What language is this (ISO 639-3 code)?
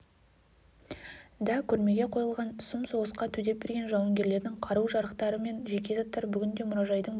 kaz